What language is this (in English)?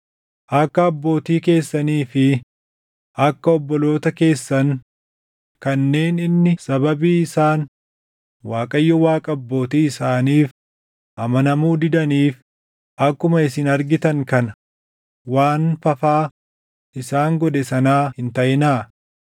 Oromo